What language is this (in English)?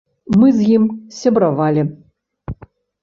Belarusian